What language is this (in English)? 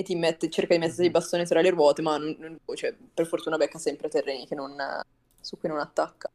Italian